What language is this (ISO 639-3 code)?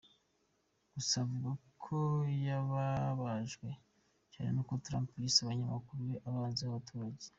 kin